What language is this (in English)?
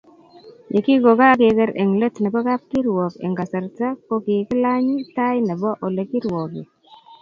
Kalenjin